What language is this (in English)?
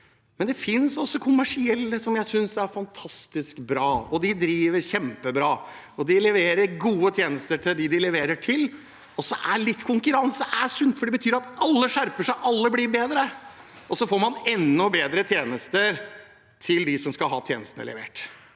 Norwegian